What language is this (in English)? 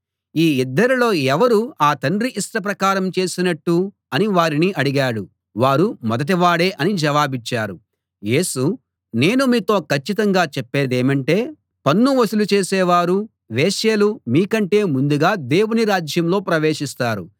Telugu